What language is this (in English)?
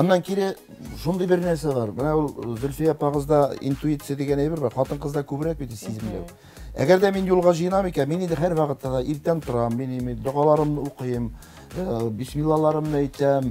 Turkish